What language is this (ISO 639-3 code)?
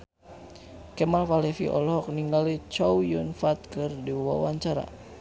sun